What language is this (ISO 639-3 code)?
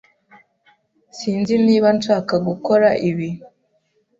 kin